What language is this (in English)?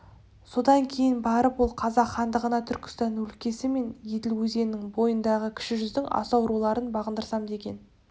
Kazakh